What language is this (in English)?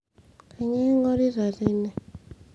Masai